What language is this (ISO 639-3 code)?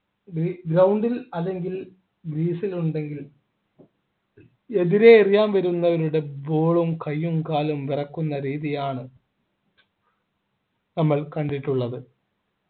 mal